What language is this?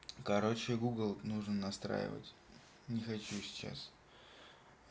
Russian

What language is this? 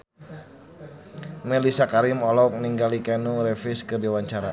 Sundanese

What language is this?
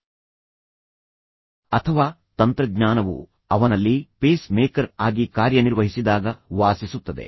Kannada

